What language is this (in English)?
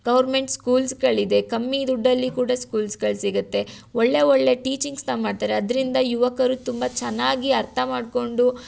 Kannada